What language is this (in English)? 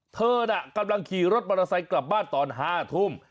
Thai